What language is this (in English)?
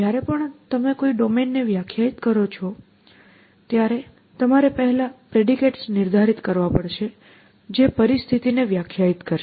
Gujarati